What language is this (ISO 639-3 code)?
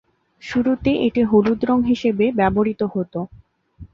ben